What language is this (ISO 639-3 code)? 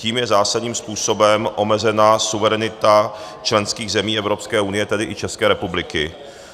ces